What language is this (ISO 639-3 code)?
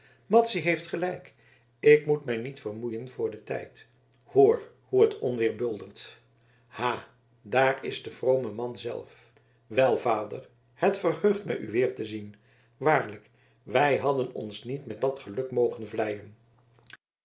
nld